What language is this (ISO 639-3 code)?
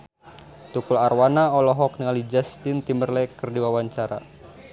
sun